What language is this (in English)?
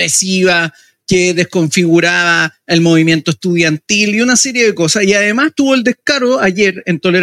Spanish